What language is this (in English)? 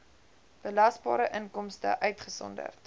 Afrikaans